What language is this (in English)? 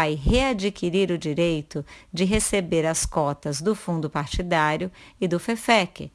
Portuguese